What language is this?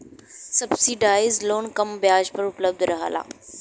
Bhojpuri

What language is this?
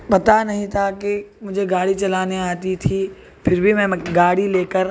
Urdu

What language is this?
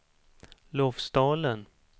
Swedish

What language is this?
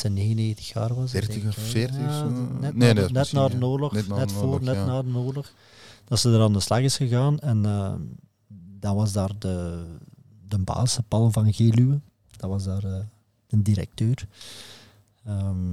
Dutch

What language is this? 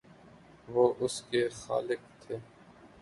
Urdu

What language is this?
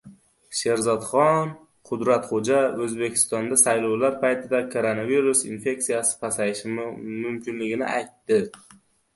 Uzbek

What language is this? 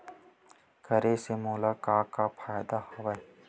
Chhattisgarhi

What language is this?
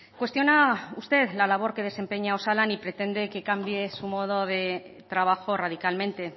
Spanish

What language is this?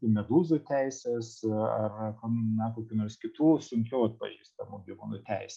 Lithuanian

